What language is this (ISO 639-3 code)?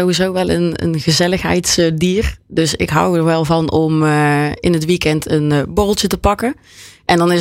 nld